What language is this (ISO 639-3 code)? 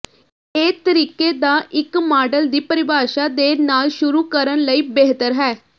pan